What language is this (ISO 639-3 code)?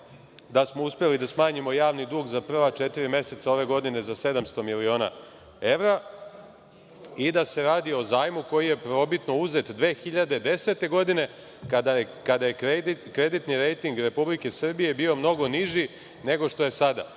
srp